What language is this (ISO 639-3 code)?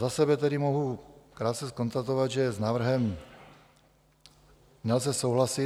ces